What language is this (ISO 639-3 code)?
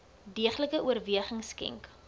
afr